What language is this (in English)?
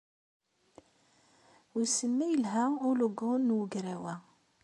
Kabyle